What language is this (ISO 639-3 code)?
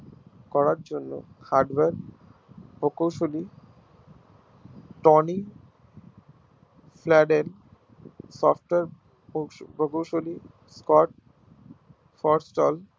ben